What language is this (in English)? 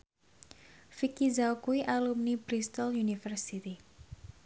Javanese